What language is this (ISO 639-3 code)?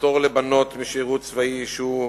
heb